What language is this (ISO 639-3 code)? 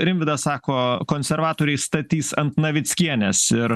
lit